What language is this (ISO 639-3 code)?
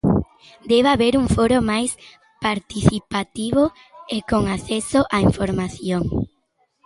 glg